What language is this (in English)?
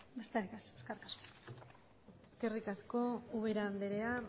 Basque